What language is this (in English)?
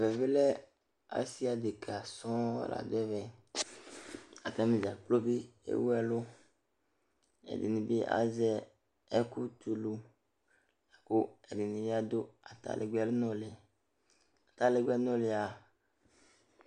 Ikposo